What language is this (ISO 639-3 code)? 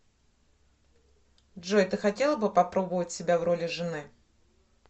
rus